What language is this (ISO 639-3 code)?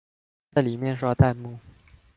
zho